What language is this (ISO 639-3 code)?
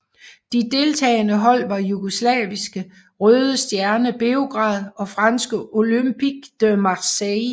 dan